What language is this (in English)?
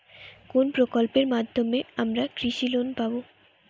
Bangla